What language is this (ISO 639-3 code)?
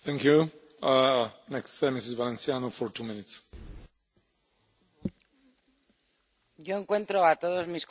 spa